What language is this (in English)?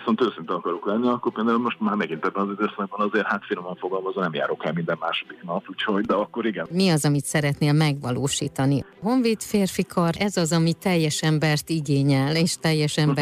Hungarian